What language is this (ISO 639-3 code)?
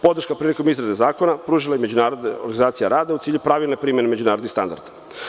srp